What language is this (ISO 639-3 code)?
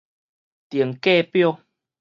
nan